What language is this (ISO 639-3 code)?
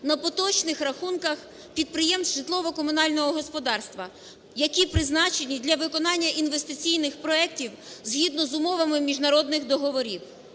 ukr